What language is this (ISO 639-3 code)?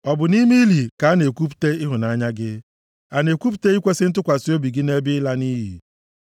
ibo